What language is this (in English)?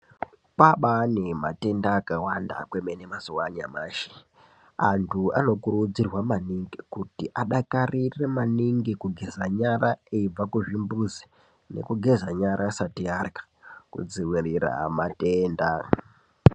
Ndau